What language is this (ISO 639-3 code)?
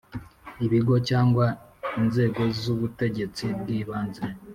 kin